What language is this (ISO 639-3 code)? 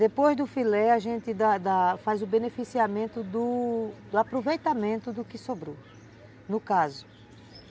por